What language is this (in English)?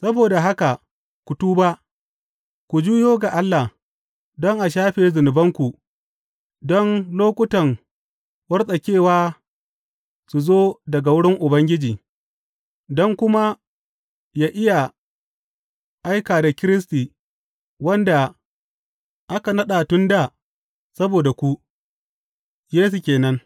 Hausa